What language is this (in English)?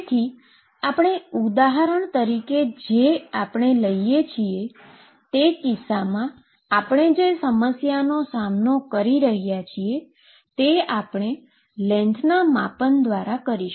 Gujarati